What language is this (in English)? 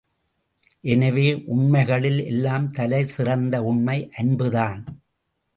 Tamil